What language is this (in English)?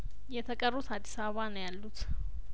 Amharic